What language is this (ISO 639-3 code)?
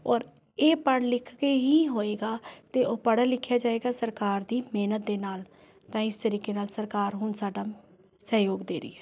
pan